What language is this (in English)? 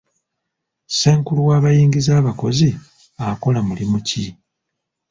Ganda